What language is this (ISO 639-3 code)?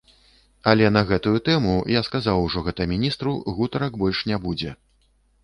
bel